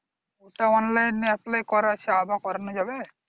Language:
Bangla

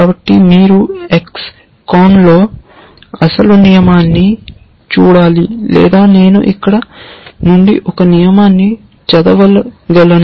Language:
Telugu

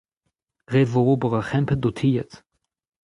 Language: Breton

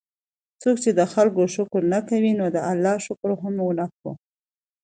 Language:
Pashto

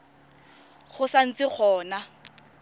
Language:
Tswana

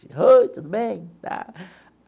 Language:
Portuguese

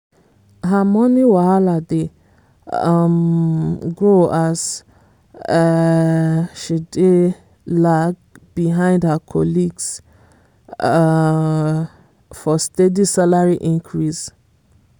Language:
Nigerian Pidgin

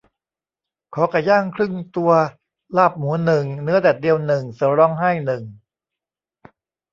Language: Thai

